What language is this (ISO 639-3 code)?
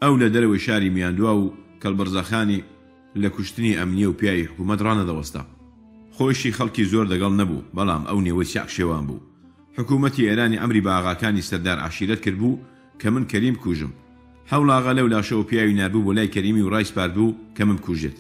fas